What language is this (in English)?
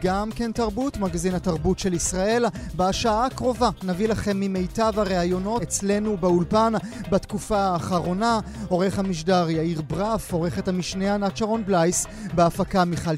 Hebrew